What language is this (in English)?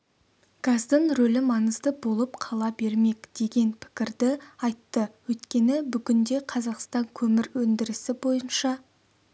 Kazakh